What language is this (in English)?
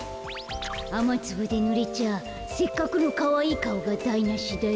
Japanese